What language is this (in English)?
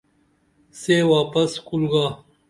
Dameli